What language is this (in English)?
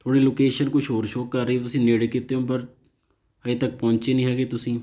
Punjabi